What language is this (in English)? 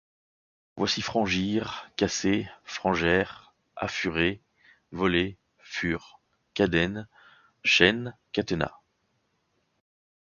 French